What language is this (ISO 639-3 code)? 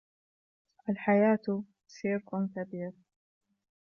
ara